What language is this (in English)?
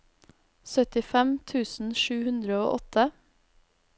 Norwegian